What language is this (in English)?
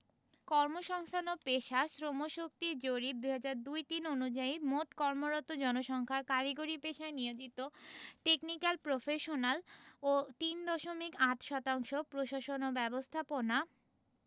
Bangla